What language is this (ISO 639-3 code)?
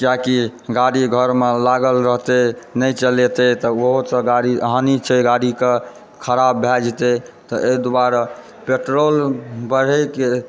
mai